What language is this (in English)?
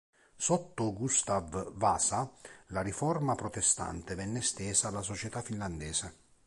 Italian